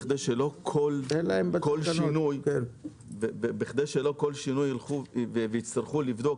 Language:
Hebrew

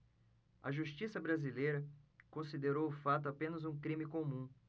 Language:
Portuguese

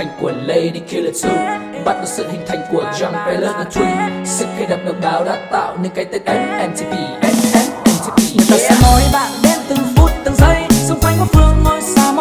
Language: Thai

